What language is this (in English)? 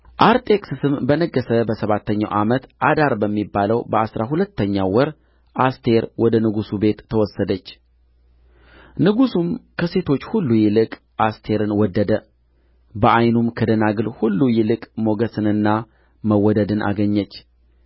Amharic